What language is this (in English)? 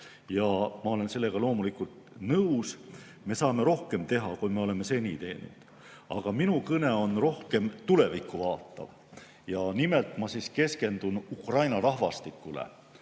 Estonian